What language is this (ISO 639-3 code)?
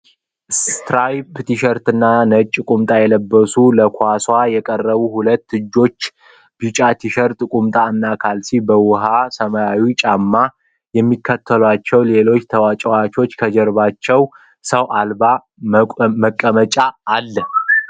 amh